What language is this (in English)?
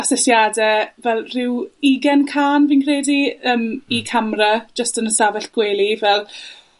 Welsh